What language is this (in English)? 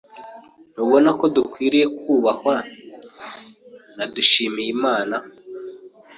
Kinyarwanda